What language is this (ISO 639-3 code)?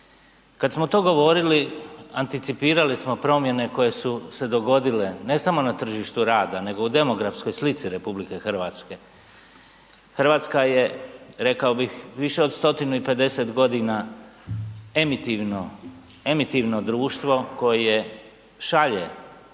hrv